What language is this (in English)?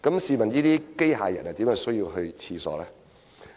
Cantonese